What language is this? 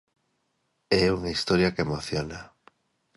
Galician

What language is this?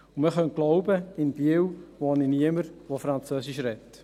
Swiss German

